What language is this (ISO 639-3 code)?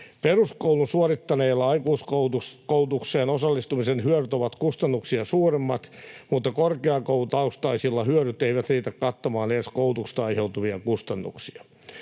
fin